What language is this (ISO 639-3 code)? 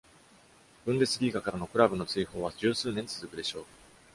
jpn